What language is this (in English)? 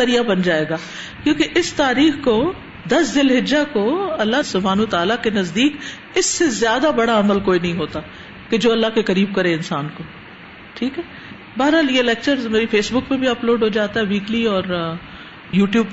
Urdu